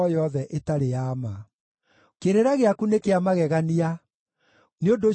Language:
Kikuyu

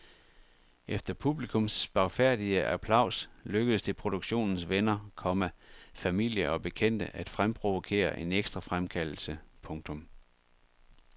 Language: Danish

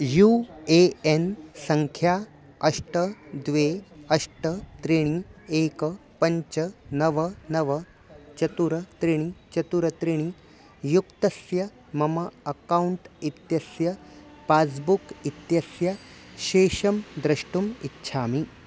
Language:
Sanskrit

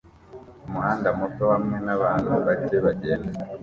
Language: Kinyarwanda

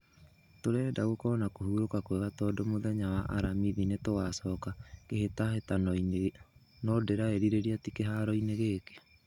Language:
Kikuyu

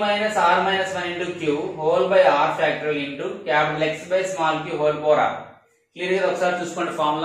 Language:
Hindi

